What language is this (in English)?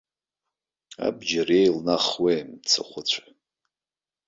Abkhazian